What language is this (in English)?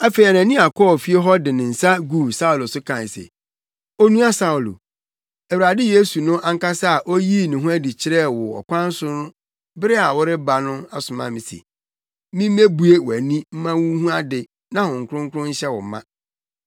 Akan